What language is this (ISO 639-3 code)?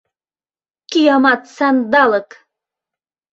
chm